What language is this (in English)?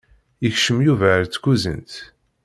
Kabyle